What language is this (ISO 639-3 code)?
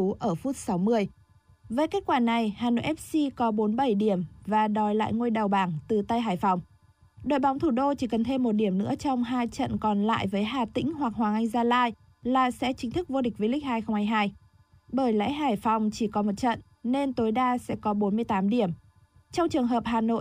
vie